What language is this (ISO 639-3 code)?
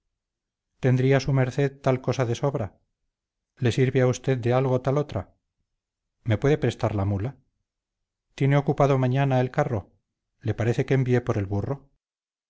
spa